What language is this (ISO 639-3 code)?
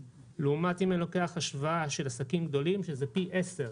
heb